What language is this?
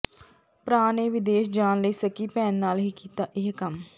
Punjabi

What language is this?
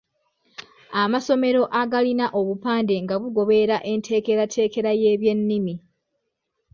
Ganda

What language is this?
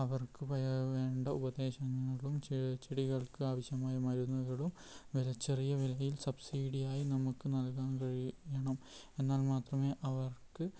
Malayalam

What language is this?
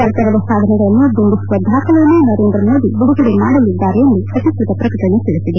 Kannada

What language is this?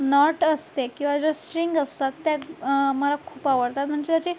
Marathi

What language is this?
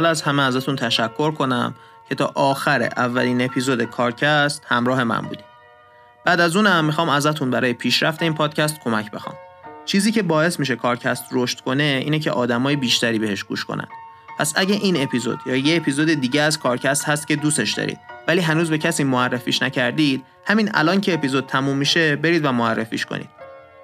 Persian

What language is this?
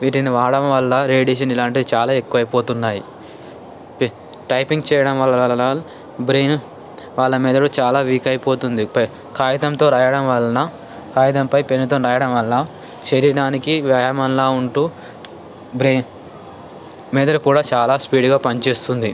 Telugu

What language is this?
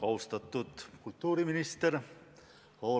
Estonian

